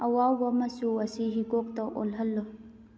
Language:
Manipuri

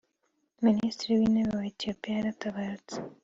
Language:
Kinyarwanda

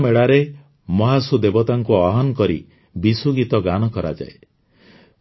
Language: Odia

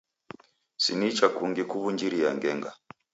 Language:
Taita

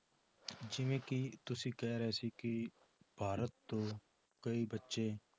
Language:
Punjabi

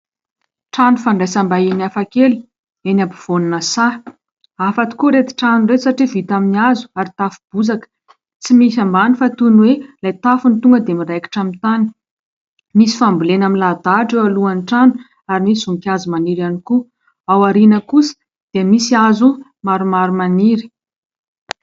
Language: Malagasy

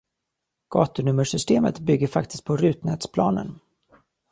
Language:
Swedish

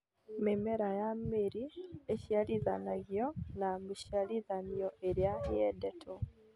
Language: Kikuyu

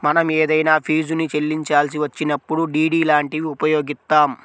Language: Telugu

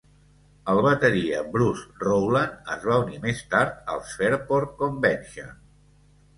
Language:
Catalan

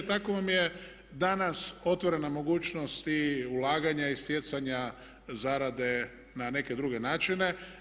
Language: Croatian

